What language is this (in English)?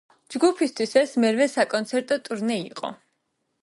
Georgian